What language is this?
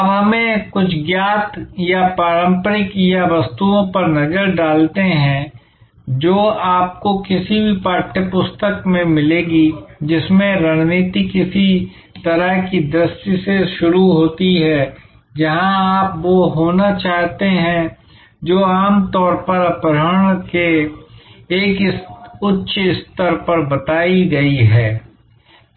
Hindi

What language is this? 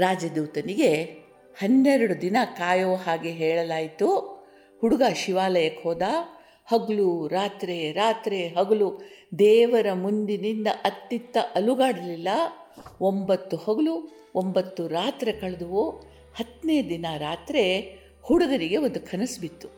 Kannada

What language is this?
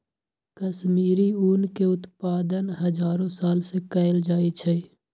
Magahi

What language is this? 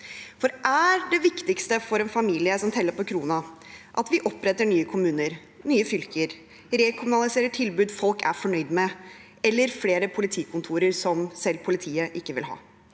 Norwegian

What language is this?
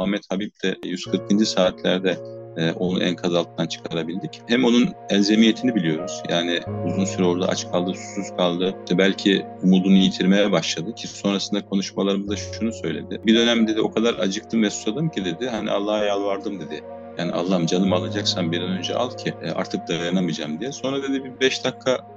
Turkish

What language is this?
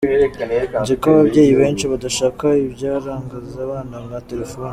Kinyarwanda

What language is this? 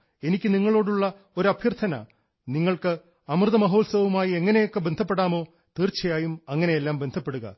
Malayalam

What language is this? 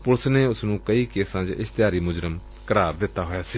Punjabi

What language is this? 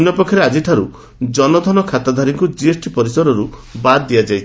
Odia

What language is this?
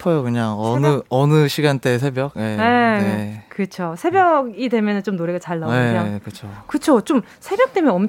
Korean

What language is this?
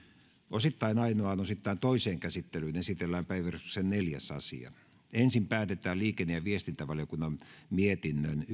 Finnish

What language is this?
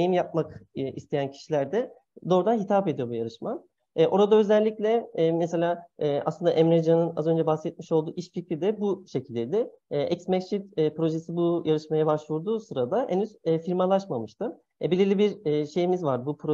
Turkish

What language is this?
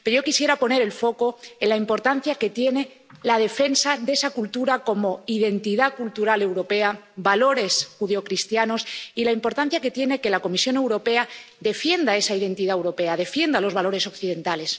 Spanish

